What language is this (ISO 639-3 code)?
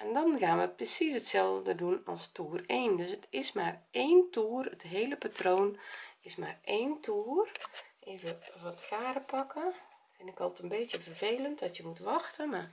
nld